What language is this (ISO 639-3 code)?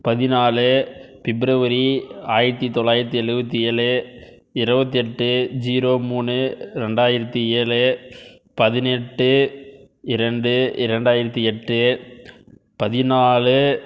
tam